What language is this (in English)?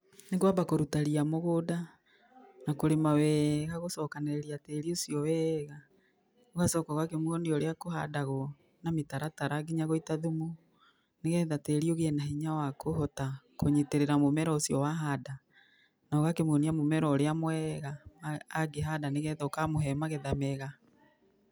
Kikuyu